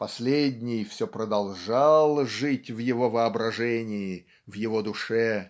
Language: Russian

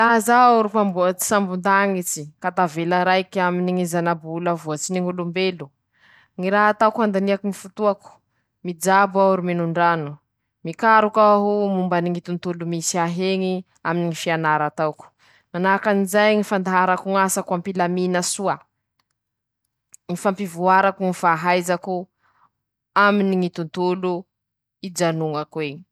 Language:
Masikoro Malagasy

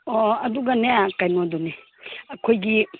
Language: Manipuri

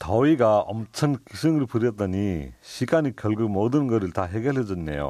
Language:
Korean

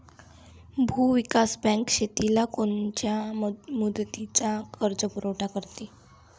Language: Marathi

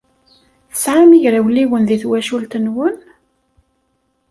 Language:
Kabyle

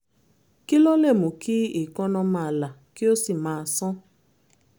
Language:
Yoruba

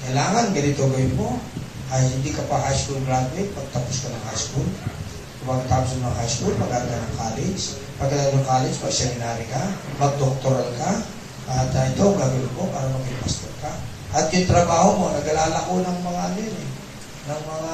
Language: Filipino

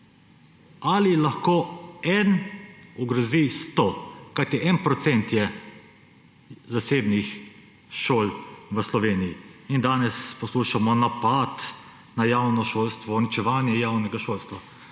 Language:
Slovenian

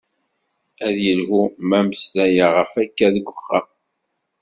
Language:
Kabyle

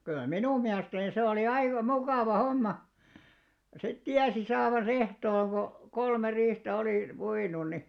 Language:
Finnish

